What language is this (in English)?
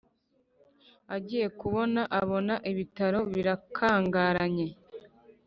Kinyarwanda